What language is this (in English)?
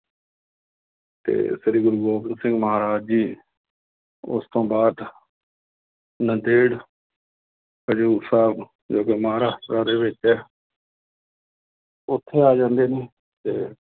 Punjabi